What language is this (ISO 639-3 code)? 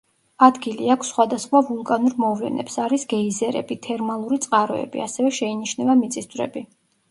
kat